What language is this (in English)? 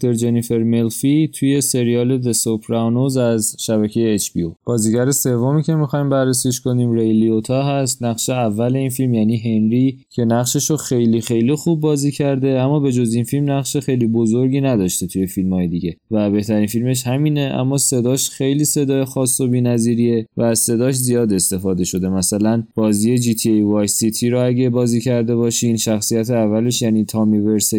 Persian